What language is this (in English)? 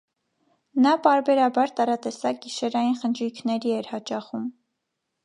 Armenian